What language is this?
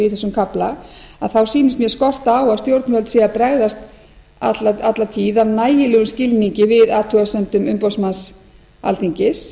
Icelandic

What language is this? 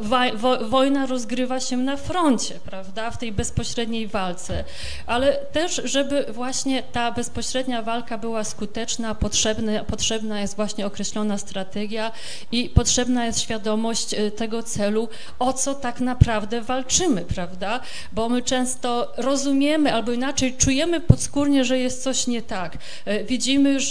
Polish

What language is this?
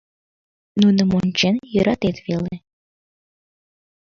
Mari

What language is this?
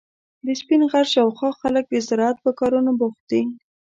Pashto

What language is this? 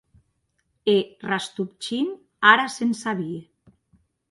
Occitan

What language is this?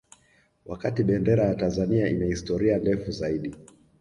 Swahili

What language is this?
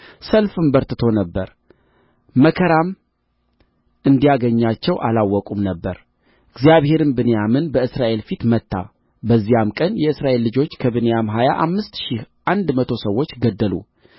Amharic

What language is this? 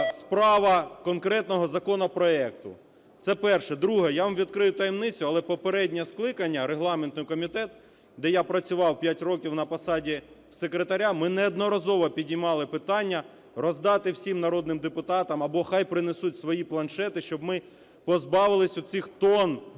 Ukrainian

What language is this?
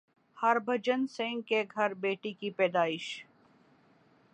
Urdu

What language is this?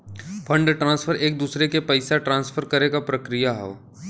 Bhojpuri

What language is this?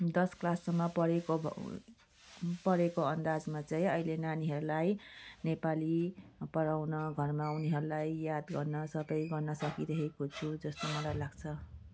Nepali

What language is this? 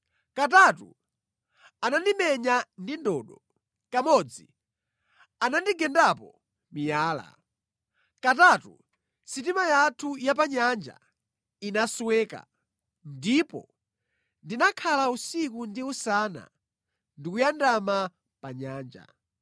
Nyanja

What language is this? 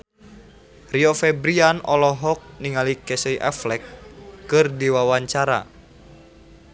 Sundanese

